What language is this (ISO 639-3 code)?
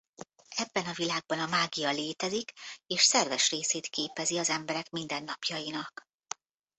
hun